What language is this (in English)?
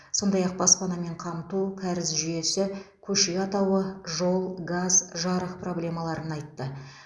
Kazakh